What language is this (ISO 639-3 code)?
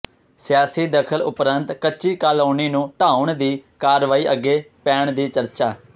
pan